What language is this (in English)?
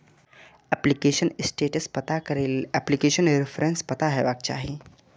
Maithili